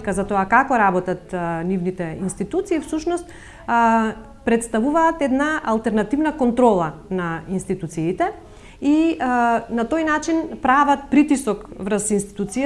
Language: Macedonian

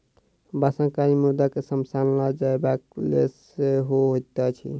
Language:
Maithili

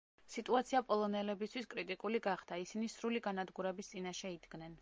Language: Georgian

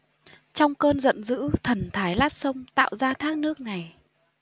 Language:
Vietnamese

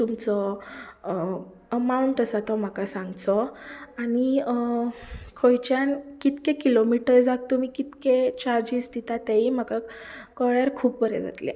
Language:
Konkani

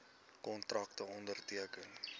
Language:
Afrikaans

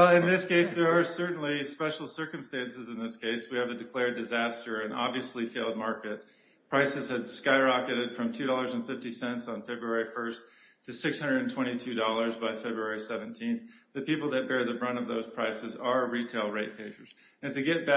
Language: English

